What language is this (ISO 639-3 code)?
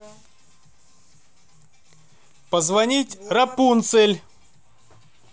rus